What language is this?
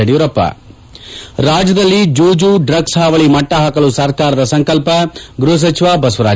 Kannada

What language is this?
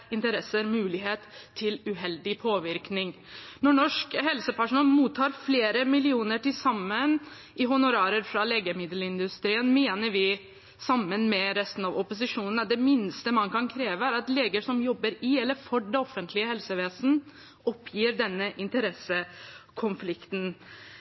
Norwegian Bokmål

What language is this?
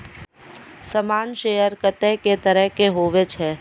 Maithili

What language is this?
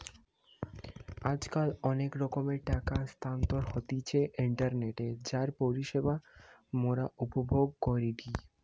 Bangla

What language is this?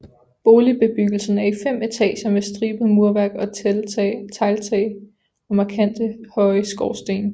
Danish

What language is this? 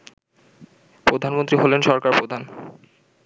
Bangla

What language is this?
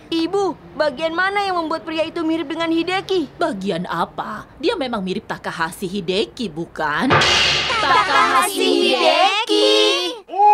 Indonesian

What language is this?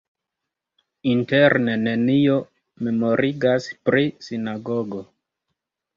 Esperanto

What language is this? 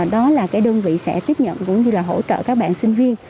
Vietnamese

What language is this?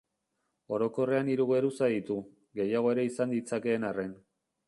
Basque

